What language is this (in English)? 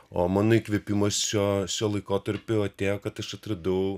Lithuanian